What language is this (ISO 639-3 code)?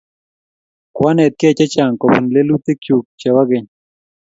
kln